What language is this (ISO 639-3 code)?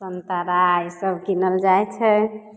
mai